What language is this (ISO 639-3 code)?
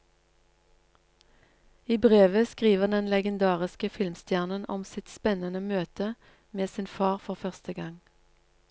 nor